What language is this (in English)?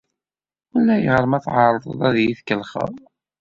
Kabyle